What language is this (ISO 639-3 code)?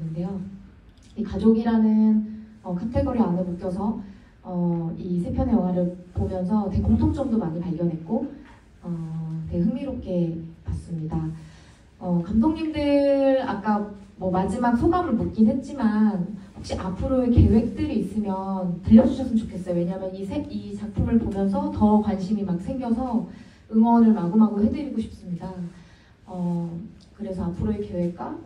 kor